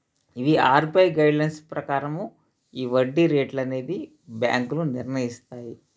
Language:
Telugu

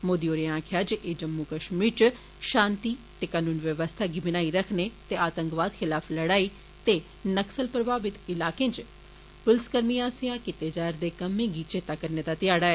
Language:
Dogri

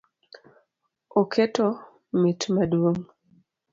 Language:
Luo (Kenya and Tanzania)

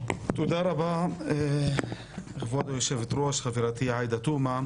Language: Hebrew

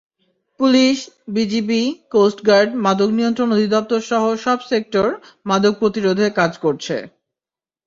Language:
Bangla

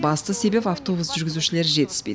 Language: Kazakh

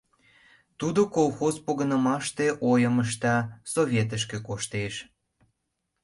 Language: Mari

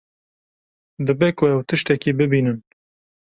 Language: Kurdish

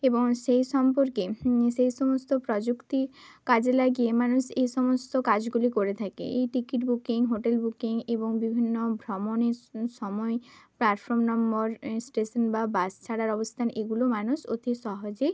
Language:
Bangla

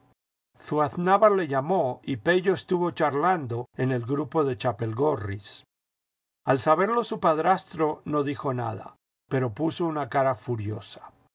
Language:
Spanish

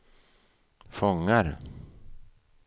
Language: Swedish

